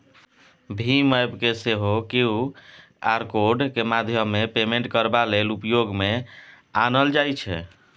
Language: Maithili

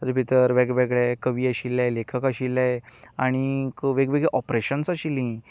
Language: Konkani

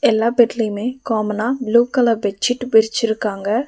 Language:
Tamil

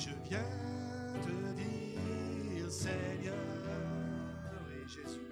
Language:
French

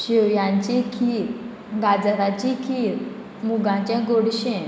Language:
Konkani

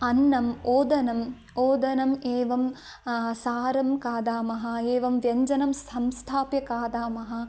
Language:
Sanskrit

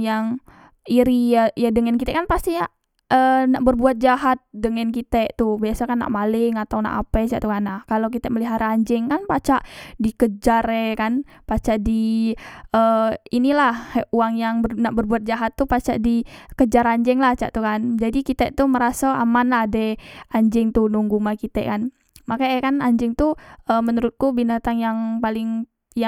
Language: Musi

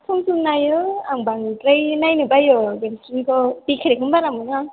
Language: Bodo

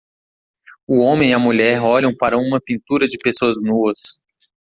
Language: Portuguese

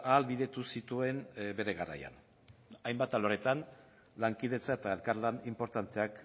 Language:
Basque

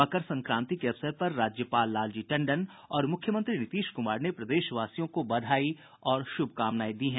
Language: Hindi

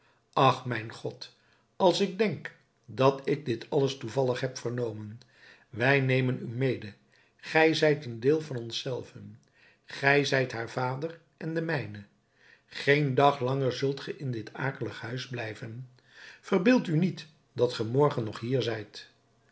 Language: Dutch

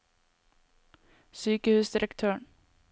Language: Norwegian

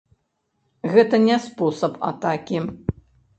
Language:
Belarusian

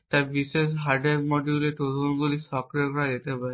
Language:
Bangla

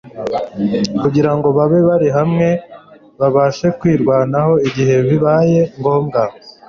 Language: Kinyarwanda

